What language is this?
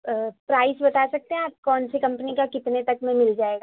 Urdu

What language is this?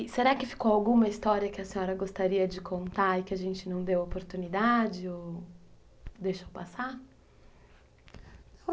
Portuguese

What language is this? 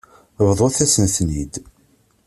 Kabyle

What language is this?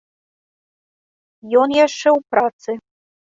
Belarusian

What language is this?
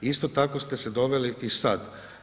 Croatian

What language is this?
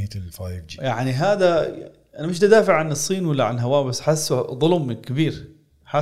Arabic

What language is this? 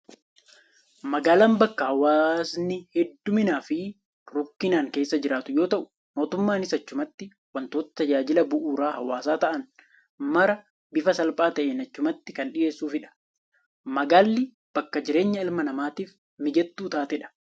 Oromo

